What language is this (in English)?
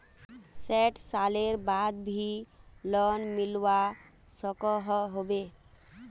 Magahi